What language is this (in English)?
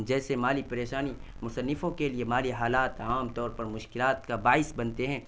Urdu